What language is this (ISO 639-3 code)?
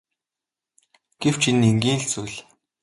mon